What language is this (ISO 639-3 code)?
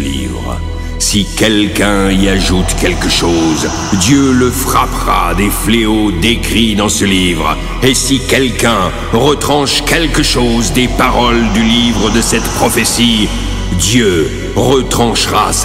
fra